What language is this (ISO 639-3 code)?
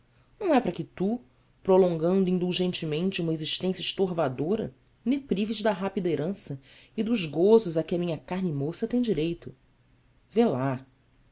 por